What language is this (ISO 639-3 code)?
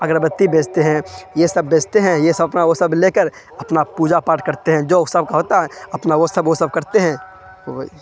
urd